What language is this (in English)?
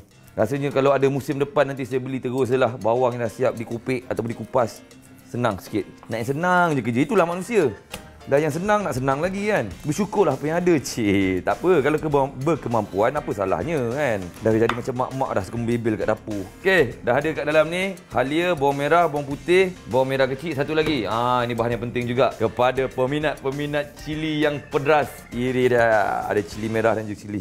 Malay